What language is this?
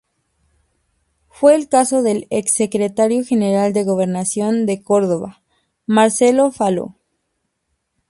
Spanish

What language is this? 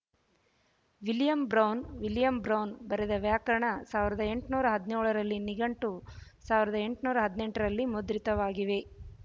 Kannada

